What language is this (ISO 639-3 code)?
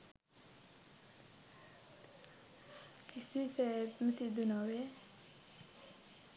sin